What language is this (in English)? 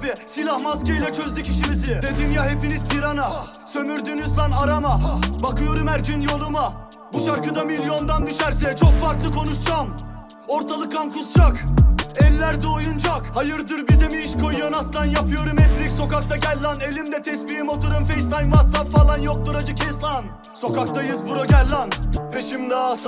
Turkish